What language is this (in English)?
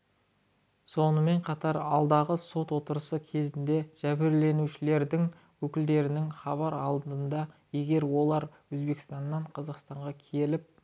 Kazakh